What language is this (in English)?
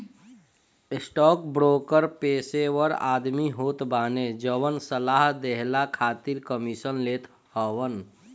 Bhojpuri